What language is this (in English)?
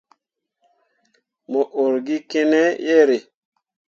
Mundang